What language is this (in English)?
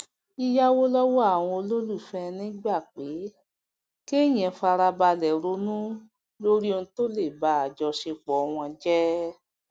Yoruba